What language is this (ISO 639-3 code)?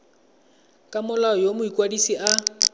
tsn